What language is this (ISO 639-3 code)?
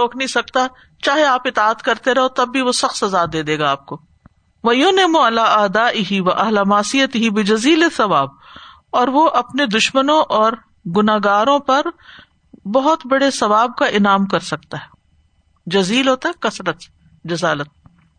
urd